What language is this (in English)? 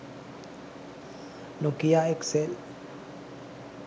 Sinhala